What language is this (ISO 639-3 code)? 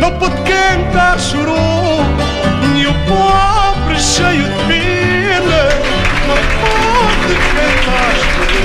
por